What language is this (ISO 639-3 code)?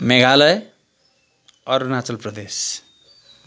nep